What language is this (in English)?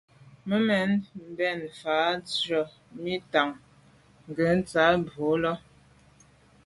Medumba